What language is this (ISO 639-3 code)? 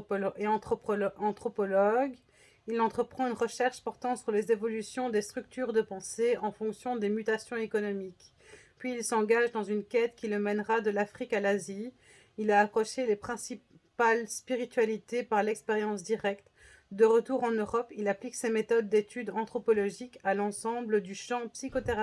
fra